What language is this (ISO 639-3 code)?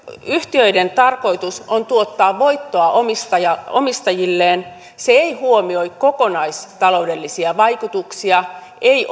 fin